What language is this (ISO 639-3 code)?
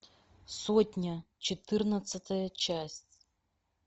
rus